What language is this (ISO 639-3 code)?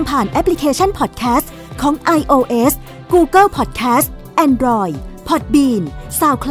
tha